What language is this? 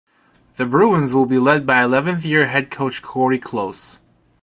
English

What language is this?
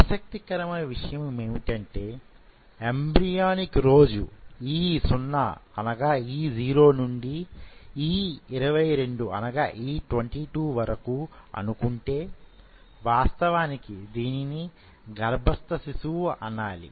Telugu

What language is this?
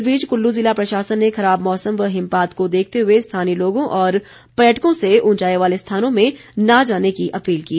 Hindi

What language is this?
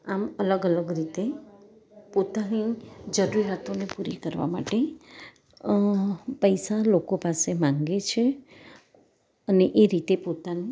Gujarati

